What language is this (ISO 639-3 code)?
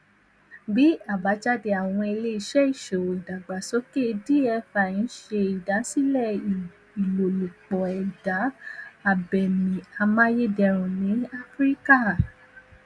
yor